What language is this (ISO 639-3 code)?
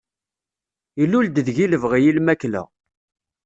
kab